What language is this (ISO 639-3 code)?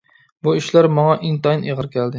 uig